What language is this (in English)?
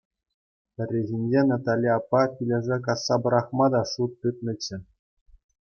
Chuvash